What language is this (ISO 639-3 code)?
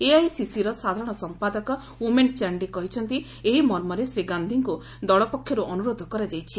ori